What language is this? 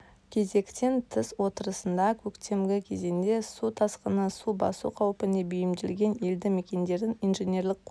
Kazakh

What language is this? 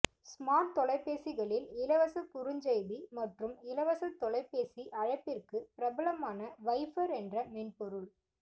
Tamil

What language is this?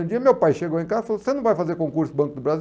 Portuguese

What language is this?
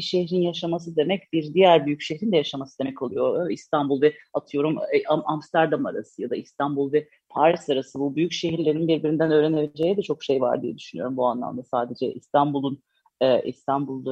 Turkish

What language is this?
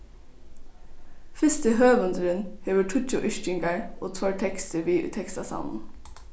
Faroese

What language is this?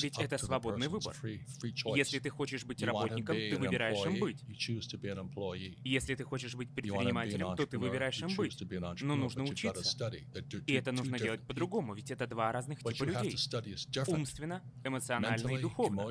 Russian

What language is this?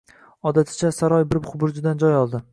Uzbek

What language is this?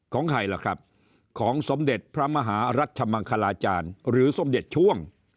Thai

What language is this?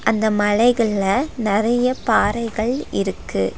Tamil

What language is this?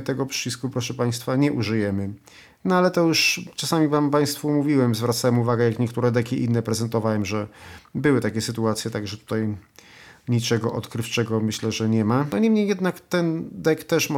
Polish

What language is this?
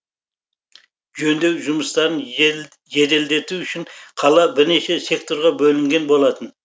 Kazakh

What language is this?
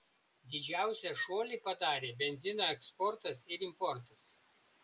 Lithuanian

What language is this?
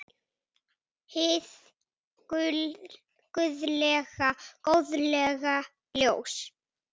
Icelandic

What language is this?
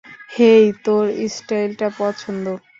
Bangla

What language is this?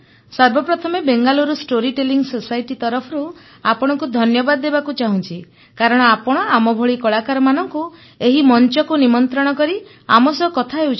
Odia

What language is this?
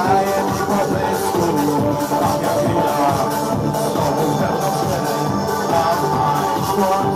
Polish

